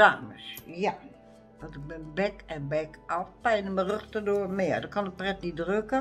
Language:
Dutch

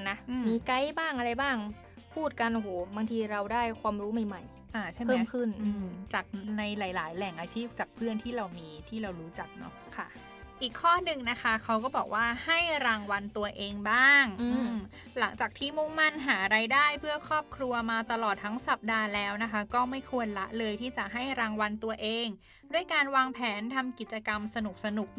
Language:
Thai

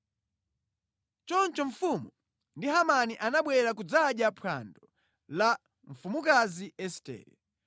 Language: Nyanja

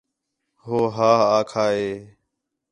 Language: Khetrani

